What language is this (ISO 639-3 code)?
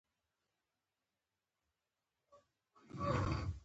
pus